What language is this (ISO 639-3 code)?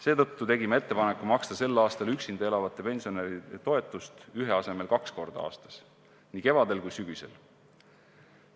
est